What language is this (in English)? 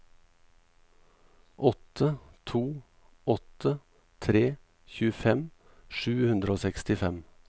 Norwegian